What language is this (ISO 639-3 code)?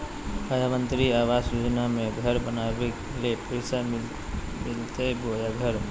mag